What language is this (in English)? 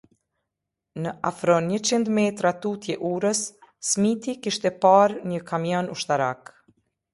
Albanian